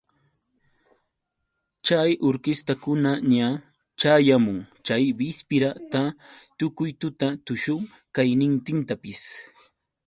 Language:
Yauyos Quechua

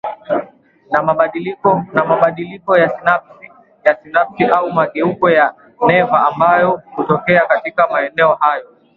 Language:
Swahili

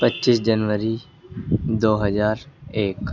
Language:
Urdu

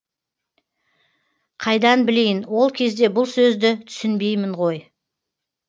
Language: Kazakh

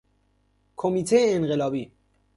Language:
Persian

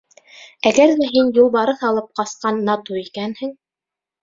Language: Bashkir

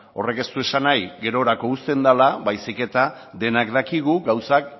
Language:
Basque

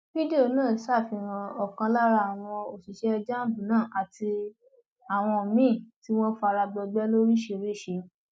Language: Yoruba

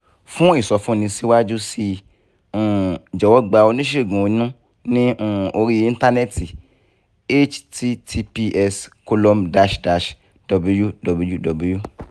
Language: Yoruba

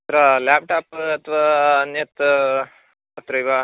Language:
Sanskrit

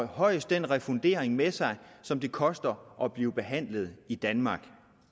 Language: Danish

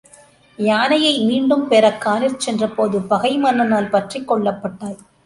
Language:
Tamil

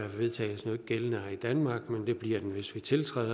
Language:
Danish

